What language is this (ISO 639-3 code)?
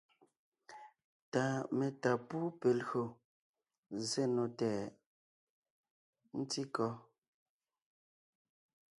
nnh